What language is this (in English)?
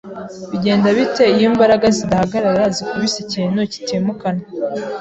Kinyarwanda